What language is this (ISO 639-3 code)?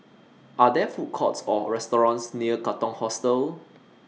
eng